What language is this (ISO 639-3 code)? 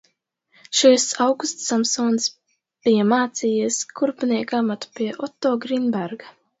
lav